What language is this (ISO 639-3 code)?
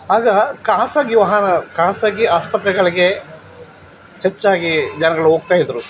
kan